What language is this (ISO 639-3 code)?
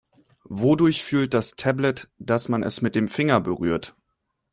deu